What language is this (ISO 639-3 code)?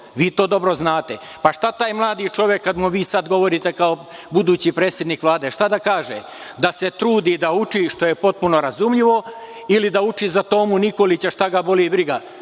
srp